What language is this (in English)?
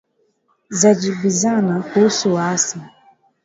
Swahili